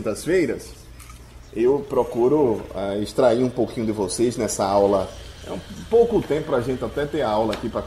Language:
Portuguese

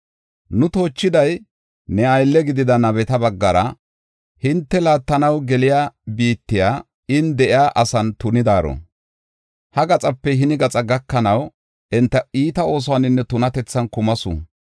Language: Gofa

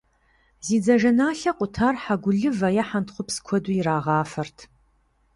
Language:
Kabardian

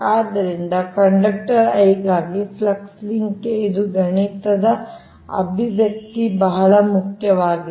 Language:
Kannada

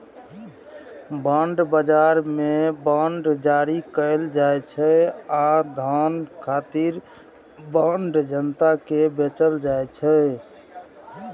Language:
Maithili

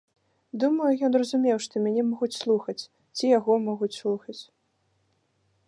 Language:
Belarusian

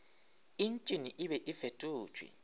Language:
Northern Sotho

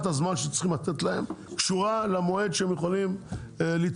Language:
Hebrew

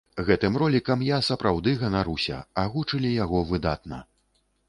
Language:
Belarusian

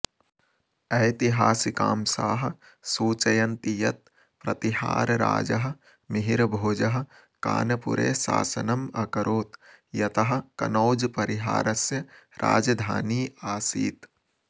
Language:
Sanskrit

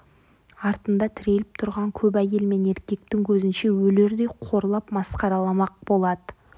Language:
Kazakh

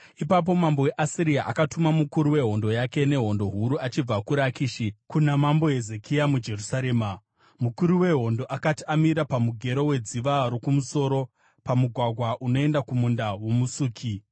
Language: Shona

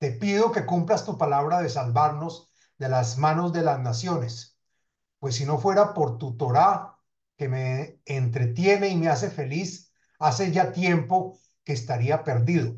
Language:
Spanish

